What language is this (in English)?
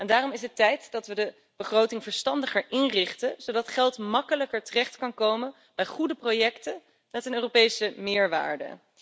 Dutch